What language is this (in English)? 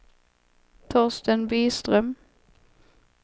Swedish